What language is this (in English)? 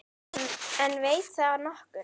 Icelandic